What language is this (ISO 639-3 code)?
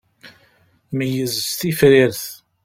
kab